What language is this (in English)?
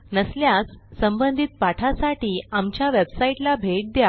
Marathi